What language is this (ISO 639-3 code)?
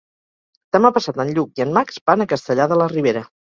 cat